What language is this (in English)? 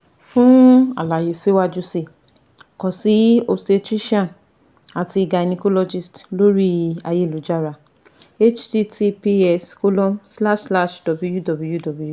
Yoruba